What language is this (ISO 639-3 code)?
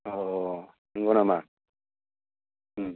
brx